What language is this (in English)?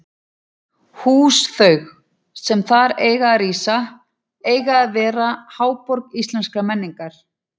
Icelandic